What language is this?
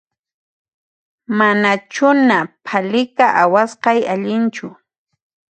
Puno Quechua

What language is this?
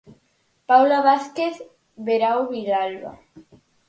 Galician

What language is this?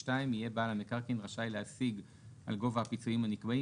Hebrew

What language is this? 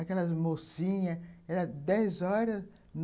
Portuguese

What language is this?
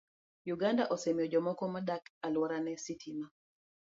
Luo (Kenya and Tanzania)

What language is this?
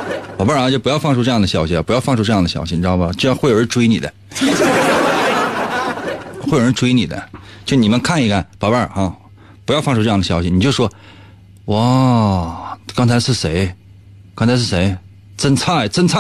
Chinese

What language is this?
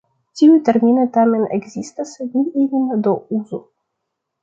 Esperanto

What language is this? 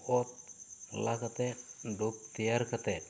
Santali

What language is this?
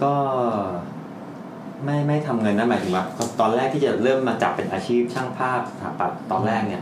Thai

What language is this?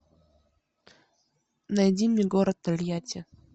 Russian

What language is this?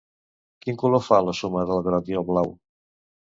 Catalan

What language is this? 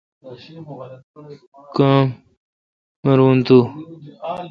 Kalkoti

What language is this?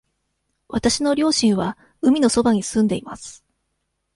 Japanese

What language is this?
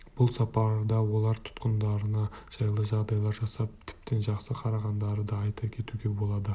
Kazakh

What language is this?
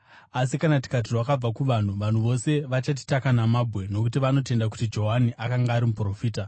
Shona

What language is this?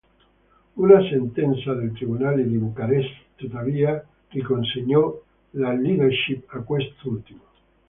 Italian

